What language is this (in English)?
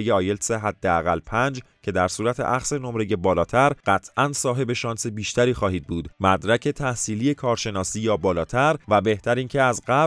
Persian